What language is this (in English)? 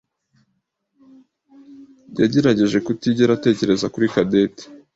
Kinyarwanda